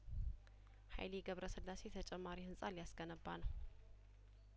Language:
Amharic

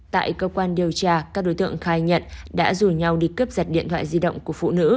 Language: Vietnamese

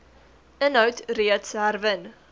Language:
Afrikaans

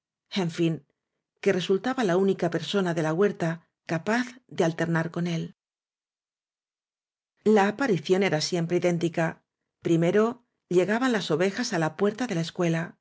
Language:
Spanish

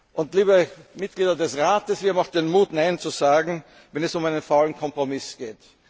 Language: German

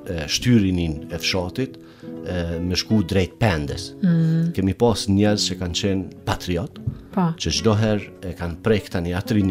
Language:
Romanian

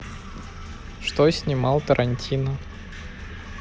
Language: Russian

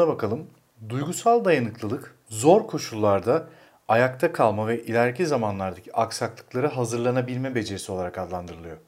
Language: Turkish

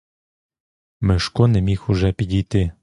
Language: Ukrainian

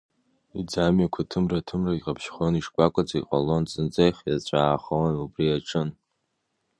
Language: Abkhazian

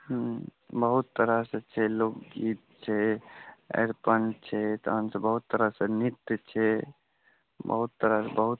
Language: Maithili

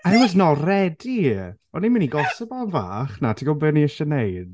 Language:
Welsh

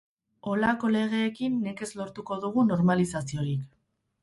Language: Basque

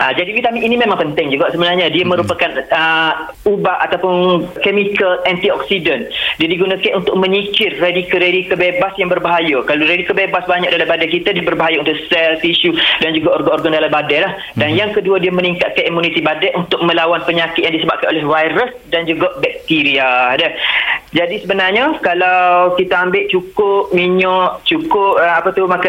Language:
Malay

